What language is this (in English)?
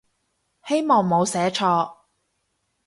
Cantonese